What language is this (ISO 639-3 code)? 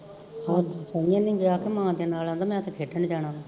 pan